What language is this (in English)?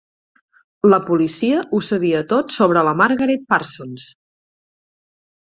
Catalan